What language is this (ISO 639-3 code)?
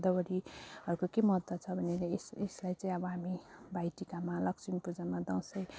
nep